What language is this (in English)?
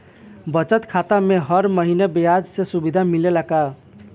Bhojpuri